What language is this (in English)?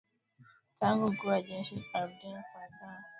Swahili